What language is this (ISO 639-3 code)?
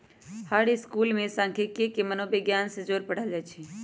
mag